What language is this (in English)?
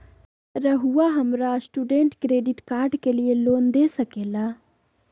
Magahi